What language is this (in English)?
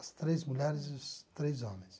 Portuguese